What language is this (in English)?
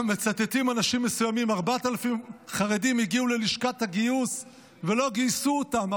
Hebrew